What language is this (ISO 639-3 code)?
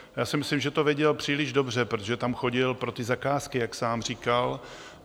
ces